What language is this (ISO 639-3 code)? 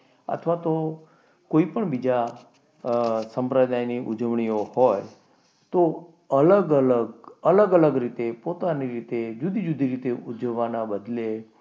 guj